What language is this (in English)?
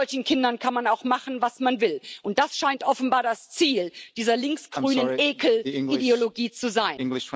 German